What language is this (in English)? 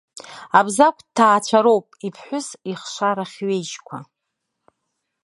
Abkhazian